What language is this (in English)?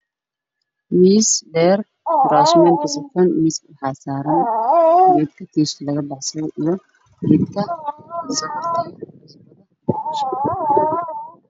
Somali